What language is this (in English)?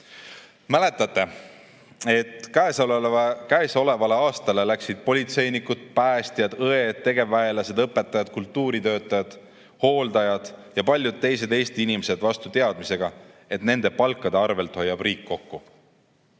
Estonian